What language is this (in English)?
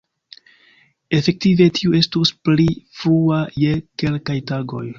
Esperanto